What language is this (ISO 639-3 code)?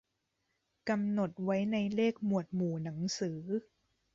tha